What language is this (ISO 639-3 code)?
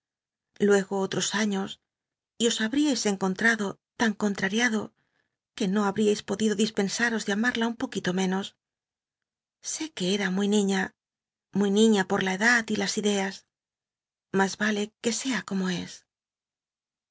spa